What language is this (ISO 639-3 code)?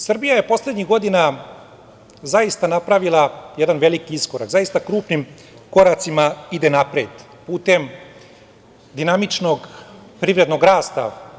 srp